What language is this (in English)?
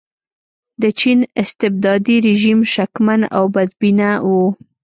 Pashto